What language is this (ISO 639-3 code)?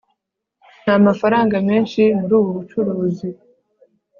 kin